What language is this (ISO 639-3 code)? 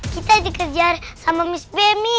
ind